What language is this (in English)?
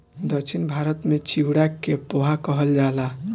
Bhojpuri